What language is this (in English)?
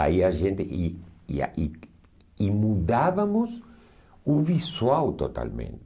Portuguese